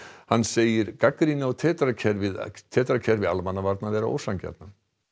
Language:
Icelandic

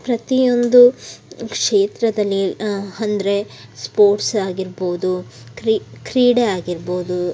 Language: Kannada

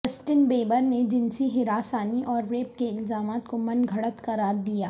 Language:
Urdu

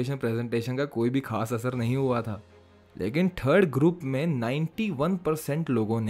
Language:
Hindi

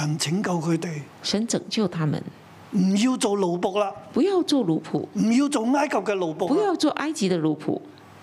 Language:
Chinese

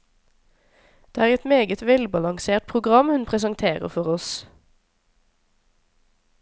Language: Norwegian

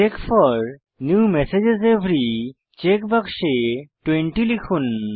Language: Bangla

